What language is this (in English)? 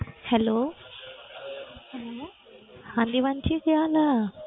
Punjabi